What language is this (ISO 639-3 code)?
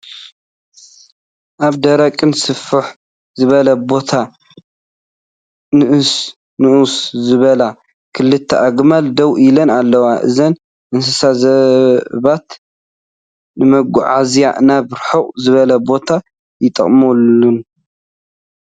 tir